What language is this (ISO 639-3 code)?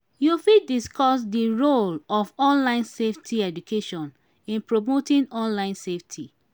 pcm